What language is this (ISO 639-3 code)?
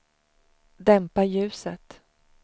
swe